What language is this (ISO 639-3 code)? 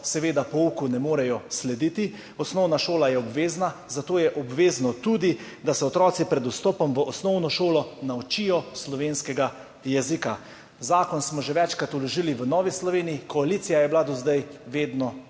slv